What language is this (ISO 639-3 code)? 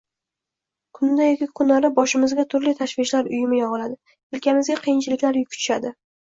uzb